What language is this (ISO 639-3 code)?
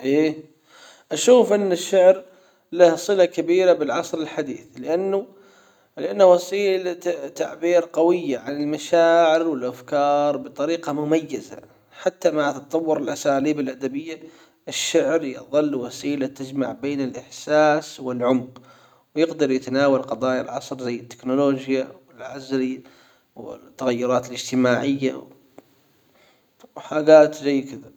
acw